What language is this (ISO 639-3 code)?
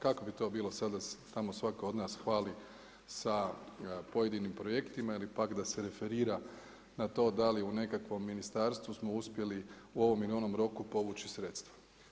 hrv